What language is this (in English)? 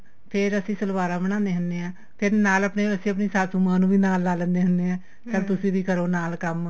Punjabi